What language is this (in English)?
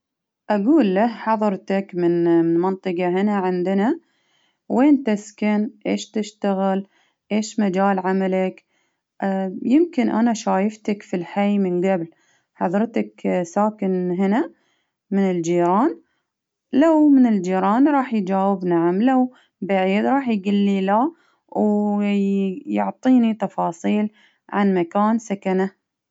Baharna Arabic